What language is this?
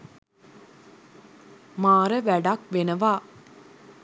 Sinhala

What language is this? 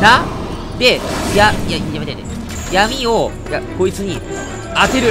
Japanese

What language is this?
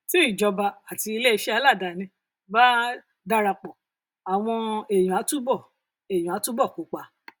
Yoruba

